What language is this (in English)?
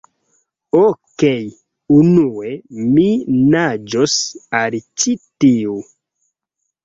Esperanto